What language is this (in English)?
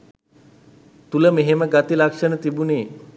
Sinhala